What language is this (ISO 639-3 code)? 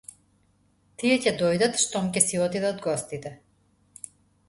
mkd